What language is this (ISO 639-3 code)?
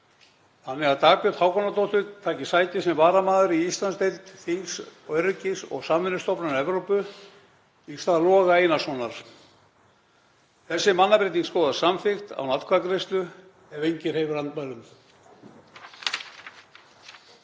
isl